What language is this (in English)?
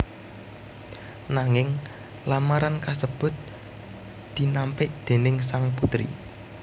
Javanese